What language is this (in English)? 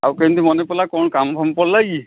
Odia